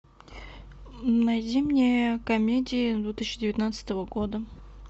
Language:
Russian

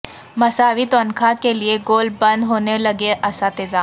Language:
Urdu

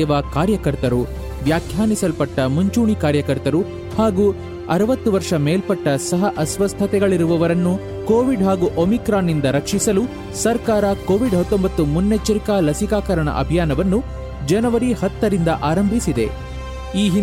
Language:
Kannada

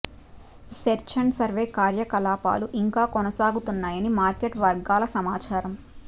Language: Telugu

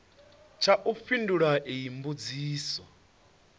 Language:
Venda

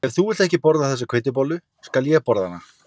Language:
Icelandic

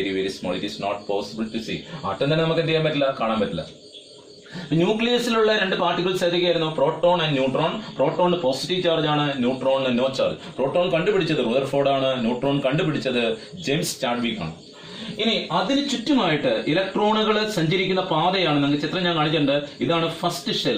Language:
Hindi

